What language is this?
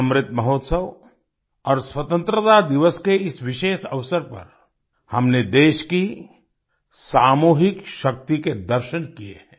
Hindi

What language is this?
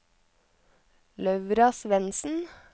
Norwegian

